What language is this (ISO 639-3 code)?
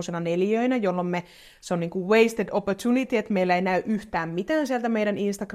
fin